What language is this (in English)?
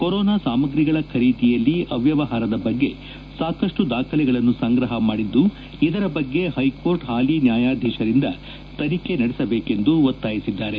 Kannada